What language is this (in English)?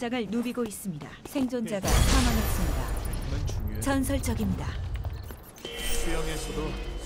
Korean